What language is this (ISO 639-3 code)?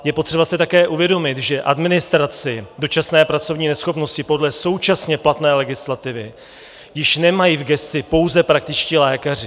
ces